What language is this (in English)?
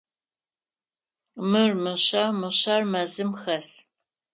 Adyghe